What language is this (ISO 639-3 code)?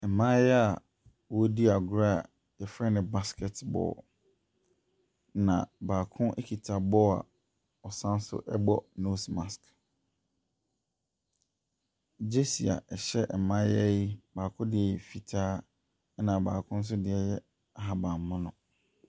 aka